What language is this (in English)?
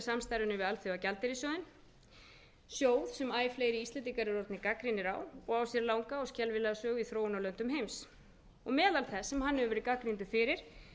Icelandic